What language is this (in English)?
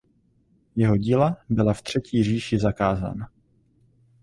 Czech